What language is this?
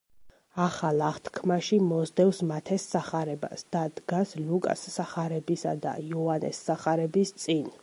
Georgian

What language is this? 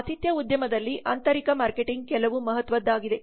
Kannada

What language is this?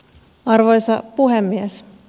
Finnish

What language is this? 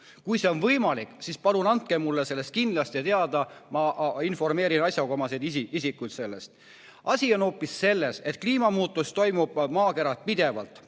Estonian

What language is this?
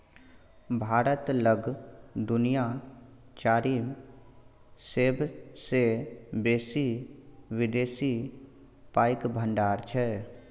Maithili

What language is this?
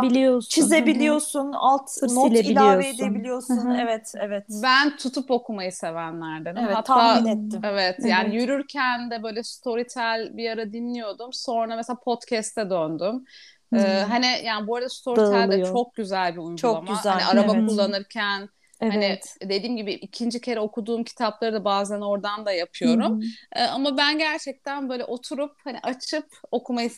Turkish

